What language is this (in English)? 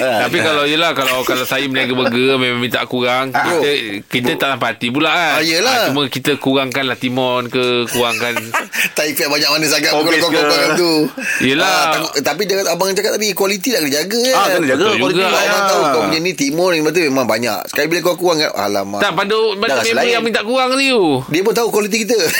Malay